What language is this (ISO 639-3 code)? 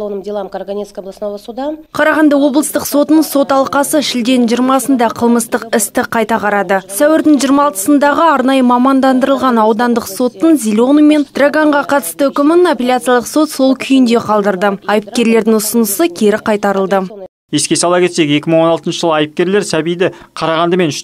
rus